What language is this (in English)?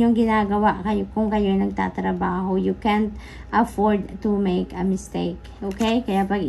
Filipino